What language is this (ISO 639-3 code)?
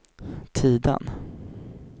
swe